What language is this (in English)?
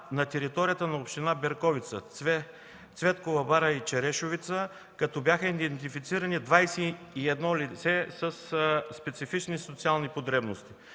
Bulgarian